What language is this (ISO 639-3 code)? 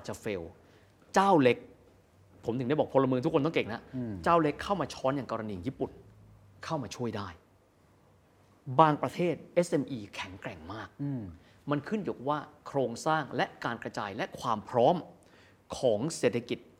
tha